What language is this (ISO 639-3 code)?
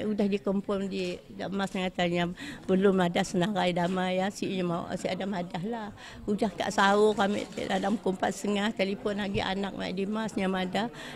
msa